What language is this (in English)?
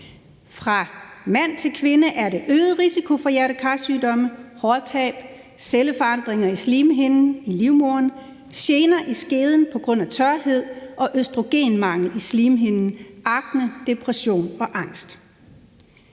Danish